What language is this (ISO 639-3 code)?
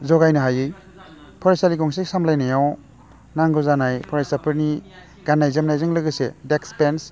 brx